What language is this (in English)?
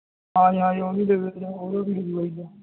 Punjabi